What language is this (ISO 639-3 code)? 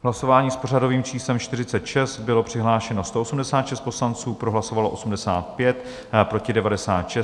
ces